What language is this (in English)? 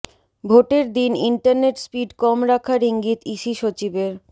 Bangla